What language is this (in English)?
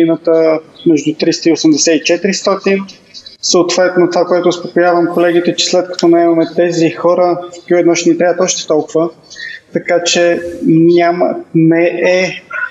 Bulgarian